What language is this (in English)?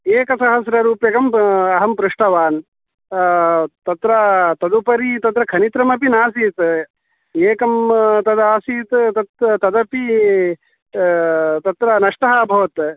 Sanskrit